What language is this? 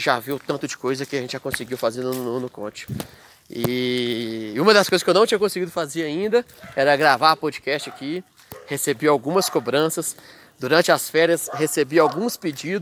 Portuguese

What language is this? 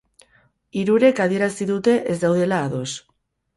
Basque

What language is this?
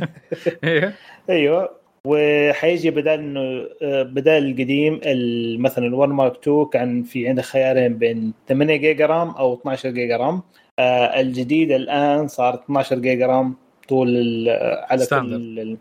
Arabic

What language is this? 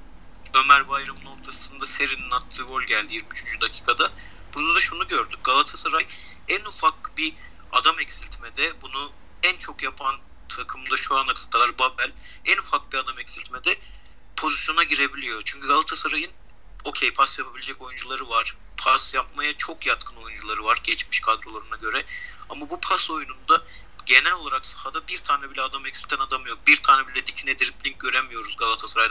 Turkish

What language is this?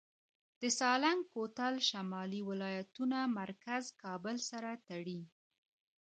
Pashto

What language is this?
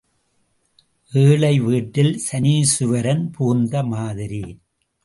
Tamil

